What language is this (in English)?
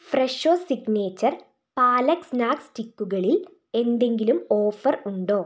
Malayalam